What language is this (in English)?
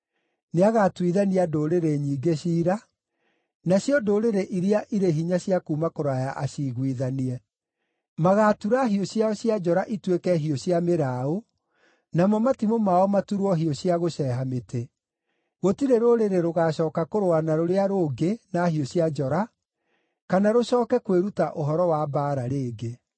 Kikuyu